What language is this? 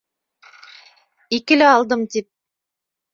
Bashkir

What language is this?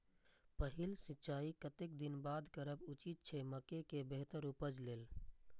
Maithili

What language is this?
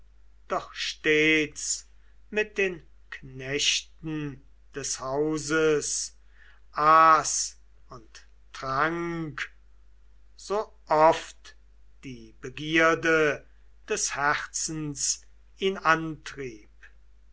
German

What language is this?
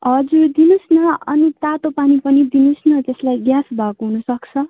Nepali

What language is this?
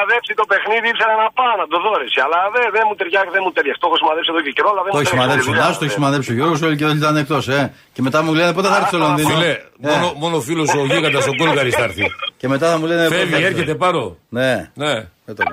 Greek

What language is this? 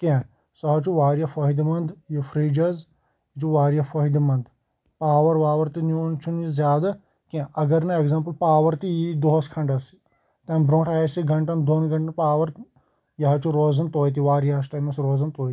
Kashmiri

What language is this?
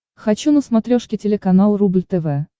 Russian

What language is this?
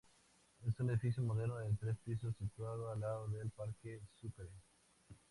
Spanish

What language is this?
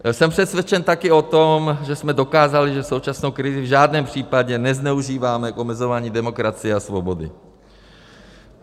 Czech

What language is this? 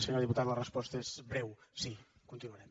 Catalan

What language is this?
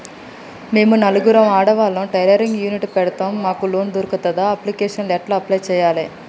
Telugu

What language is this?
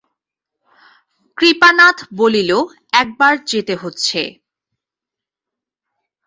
Bangla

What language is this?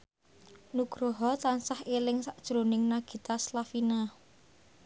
Javanese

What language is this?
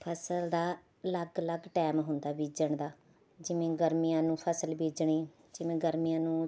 Punjabi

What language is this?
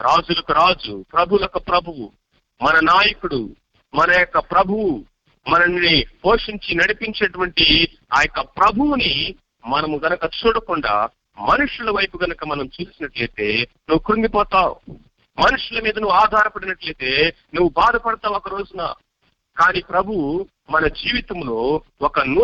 Telugu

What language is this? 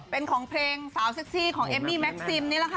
Thai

